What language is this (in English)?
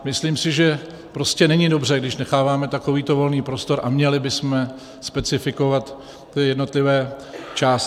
Czech